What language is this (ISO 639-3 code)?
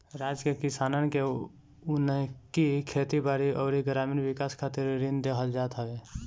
bho